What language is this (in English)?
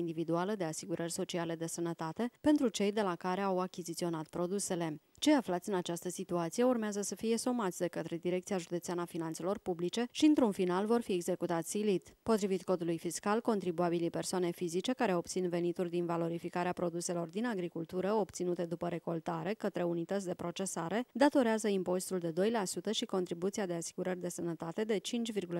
Romanian